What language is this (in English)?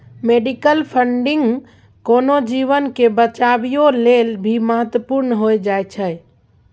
Maithili